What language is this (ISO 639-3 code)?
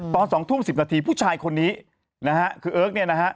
tha